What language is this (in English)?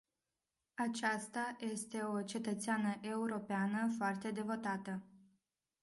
Romanian